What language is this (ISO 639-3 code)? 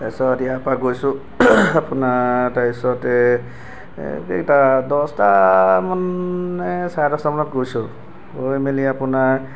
asm